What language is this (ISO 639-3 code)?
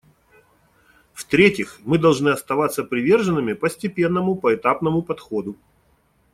rus